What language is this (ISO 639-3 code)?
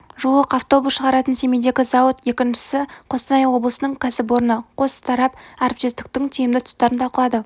kaz